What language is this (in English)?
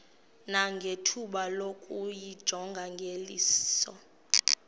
Xhosa